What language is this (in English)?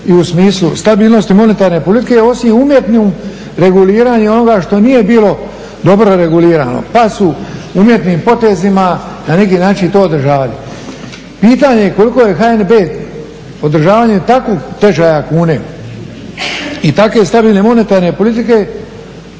Croatian